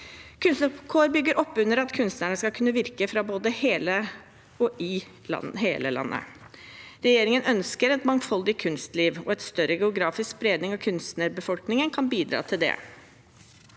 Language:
Norwegian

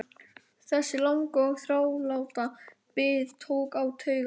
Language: Icelandic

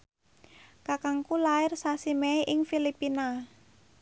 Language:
Javanese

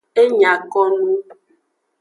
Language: Aja (Benin)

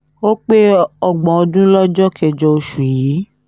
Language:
Yoruba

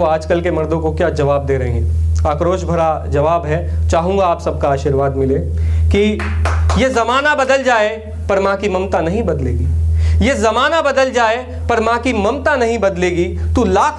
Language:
Hindi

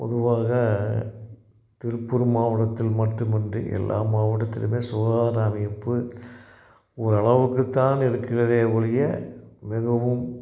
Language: Tamil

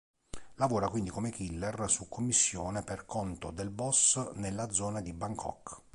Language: Italian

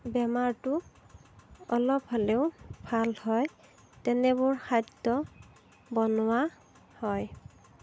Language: Assamese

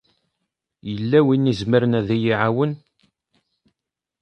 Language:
Kabyle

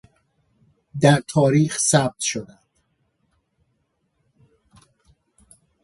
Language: Persian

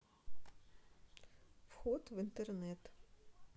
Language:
Russian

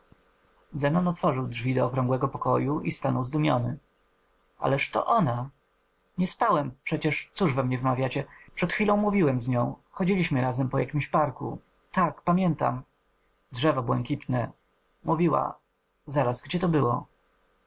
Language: Polish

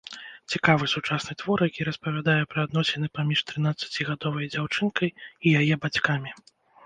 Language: Belarusian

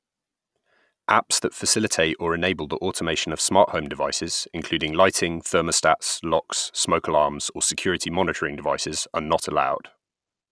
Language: English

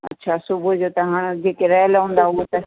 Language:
Sindhi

